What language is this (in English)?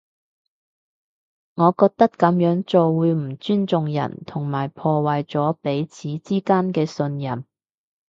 Cantonese